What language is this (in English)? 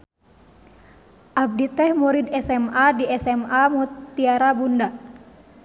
Sundanese